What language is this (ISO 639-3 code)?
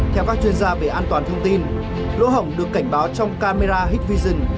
vie